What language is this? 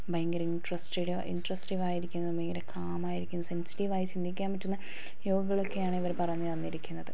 Malayalam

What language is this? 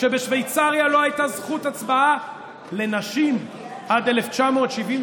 Hebrew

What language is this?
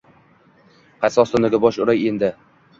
Uzbek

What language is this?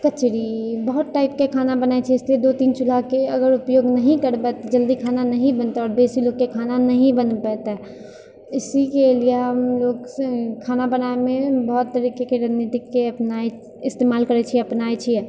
Maithili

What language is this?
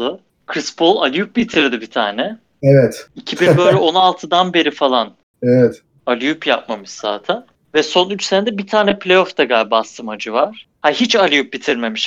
Turkish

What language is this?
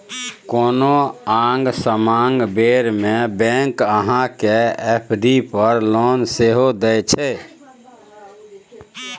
Maithili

